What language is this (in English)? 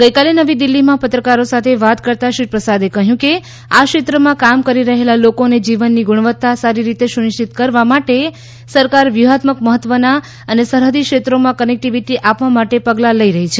Gujarati